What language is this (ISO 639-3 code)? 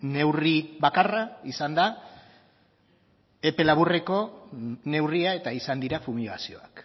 eus